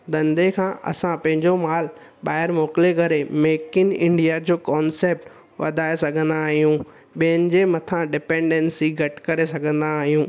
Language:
Sindhi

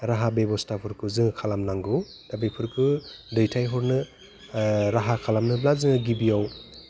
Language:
Bodo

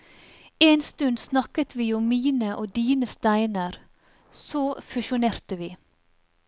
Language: Norwegian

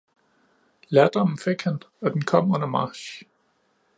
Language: Danish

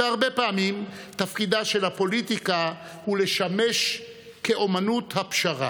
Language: Hebrew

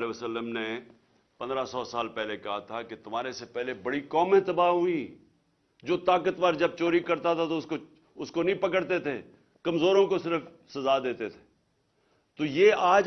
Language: Urdu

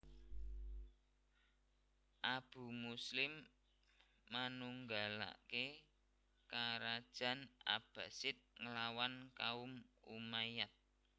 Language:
Javanese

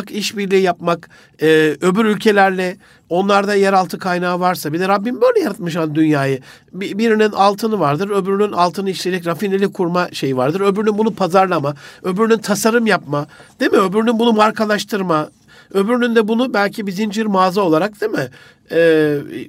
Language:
Turkish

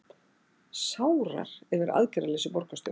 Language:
Icelandic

